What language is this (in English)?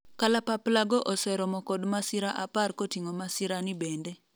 Luo (Kenya and Tanzania)